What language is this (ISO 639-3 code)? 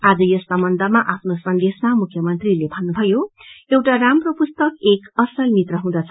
nep